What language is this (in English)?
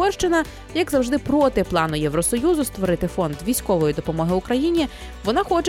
Ukrainian